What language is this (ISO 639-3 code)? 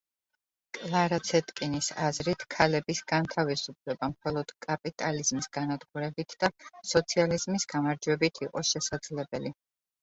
kat